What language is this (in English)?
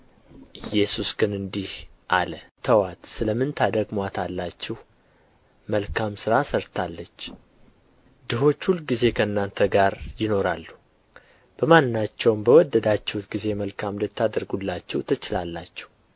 Amharic